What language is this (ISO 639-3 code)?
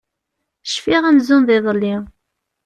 kab